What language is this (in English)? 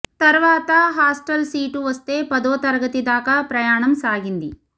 Telugu